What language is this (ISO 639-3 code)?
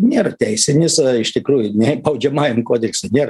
lit